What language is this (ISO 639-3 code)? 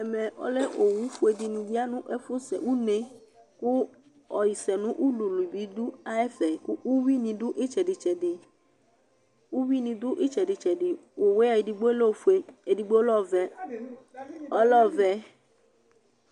kpo